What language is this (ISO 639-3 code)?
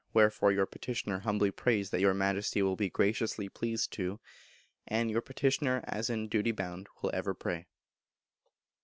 eng